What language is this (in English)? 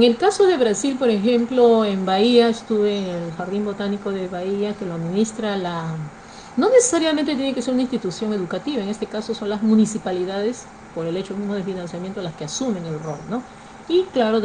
Spanish